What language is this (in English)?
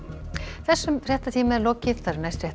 Icelandic